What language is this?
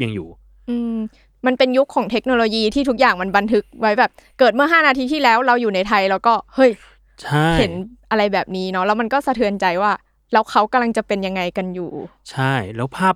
Thai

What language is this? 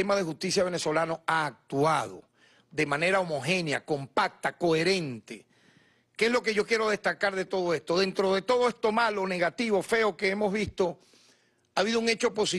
Spanish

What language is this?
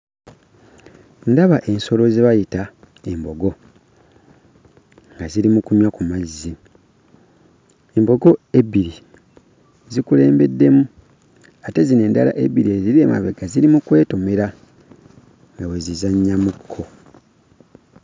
Ganda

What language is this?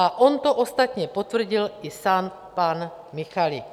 Czech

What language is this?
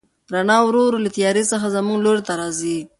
Pashto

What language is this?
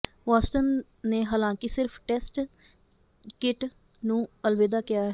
Punjabi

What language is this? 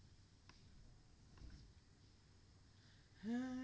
Bangla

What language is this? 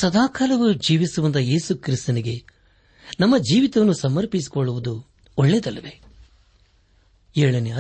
Kannada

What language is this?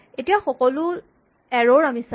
Assamese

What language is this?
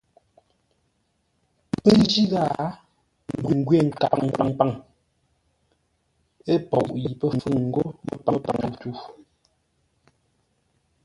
Ngombale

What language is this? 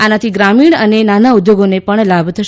Gujarati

